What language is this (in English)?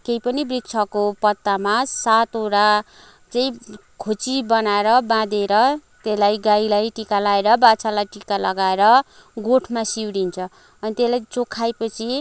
Nepali